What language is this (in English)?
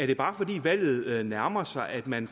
Danish